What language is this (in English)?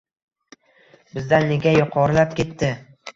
Uzbek